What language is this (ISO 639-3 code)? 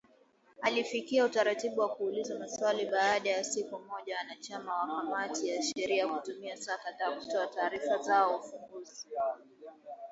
swa